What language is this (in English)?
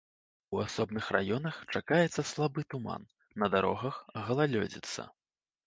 Belarusian